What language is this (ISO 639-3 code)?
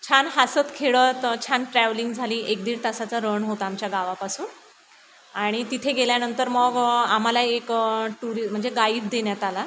mar